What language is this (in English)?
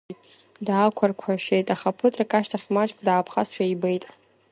Abkhazian